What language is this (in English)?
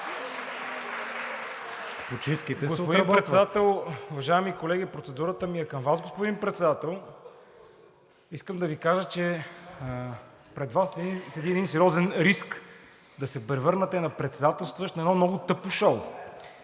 Bulgarian